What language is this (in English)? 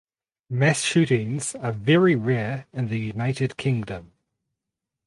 English